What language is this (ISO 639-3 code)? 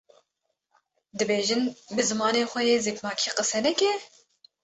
kur